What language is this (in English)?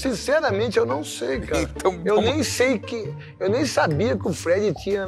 Portuguese